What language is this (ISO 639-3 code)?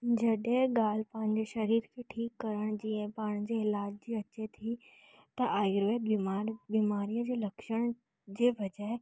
snd